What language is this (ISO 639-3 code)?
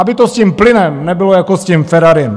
ces